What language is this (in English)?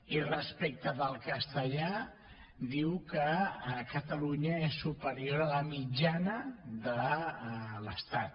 Catalan